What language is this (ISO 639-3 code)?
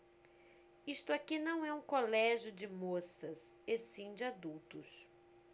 por